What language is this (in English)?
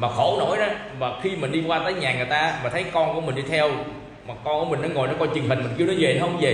Vietnamese